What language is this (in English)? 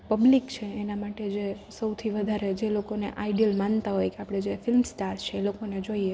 Gujarati